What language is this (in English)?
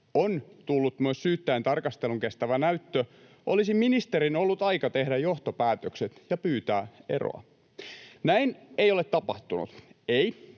Finnish